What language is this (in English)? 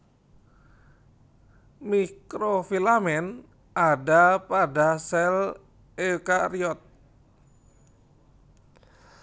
Javanese